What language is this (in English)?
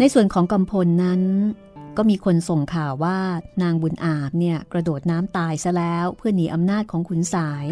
Thai